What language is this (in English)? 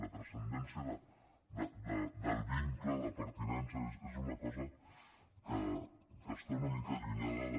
Catalan